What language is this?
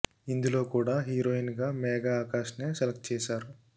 Telugu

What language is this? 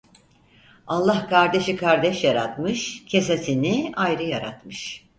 Turkish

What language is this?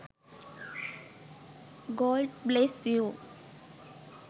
Sinhala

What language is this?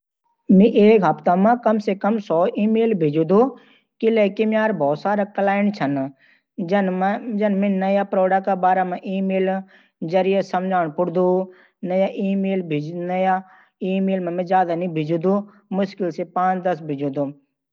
Garhwali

